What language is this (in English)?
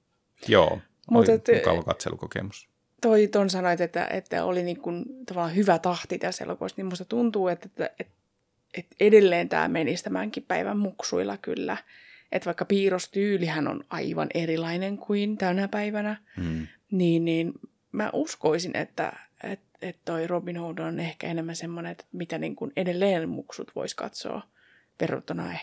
Finnish